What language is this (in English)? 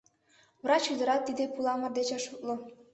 Mari